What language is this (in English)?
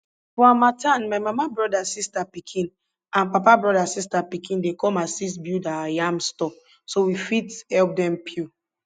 Nigerian Pidgin